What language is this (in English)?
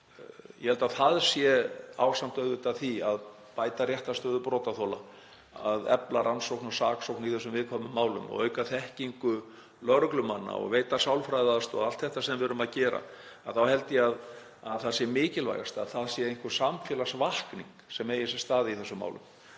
Icelandic